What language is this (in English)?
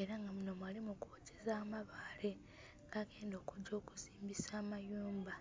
Soga